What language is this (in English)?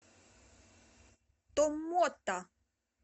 Russian